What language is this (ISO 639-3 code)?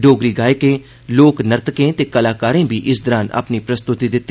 doi